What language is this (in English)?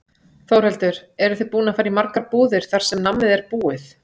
Icelandic